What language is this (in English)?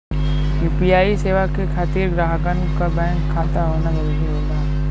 Bhojpuri